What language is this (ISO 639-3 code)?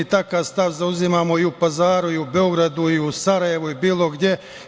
srp